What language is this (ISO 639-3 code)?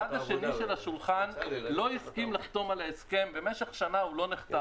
heb